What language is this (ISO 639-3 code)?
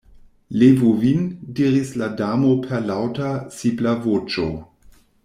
epo